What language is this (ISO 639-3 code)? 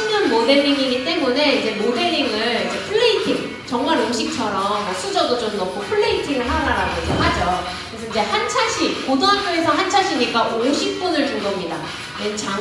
kor